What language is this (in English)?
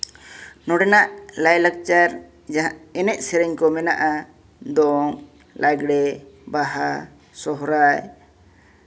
Santali